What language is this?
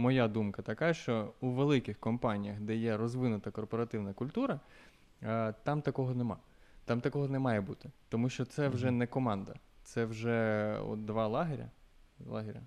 Ukrainian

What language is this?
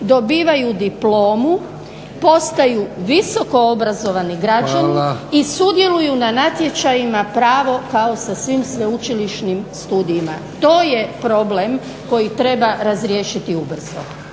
Croatian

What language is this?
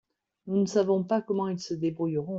French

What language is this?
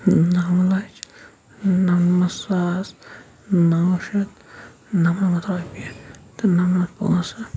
Kashmiri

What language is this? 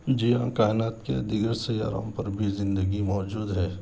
Urdu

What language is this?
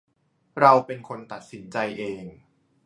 Thai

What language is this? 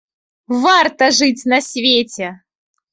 Belarusian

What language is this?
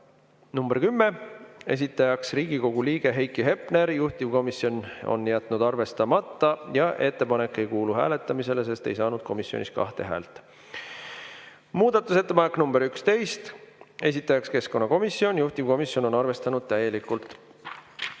Estonian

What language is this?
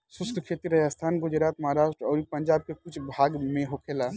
Bhojpuri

